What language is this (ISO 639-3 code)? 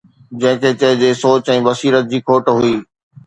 snd